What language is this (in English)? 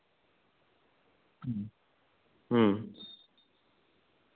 Santali